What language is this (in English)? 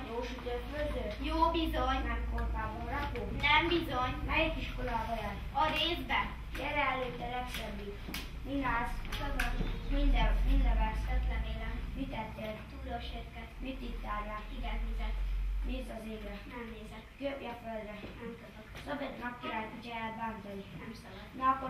Hungarian